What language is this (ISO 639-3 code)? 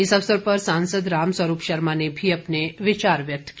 hin